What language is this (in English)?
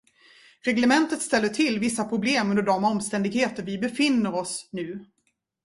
Swedish